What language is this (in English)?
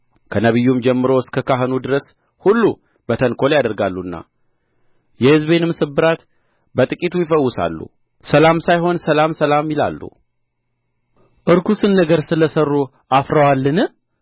Amharic